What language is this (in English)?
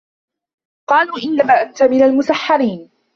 Arabic